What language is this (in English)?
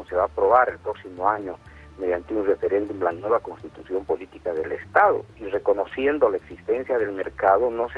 Spanish